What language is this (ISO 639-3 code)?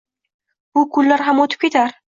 uzb